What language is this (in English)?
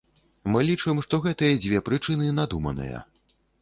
Belarusian